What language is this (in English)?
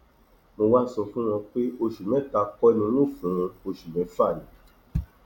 Yoruba